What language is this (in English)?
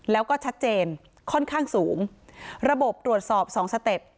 Thai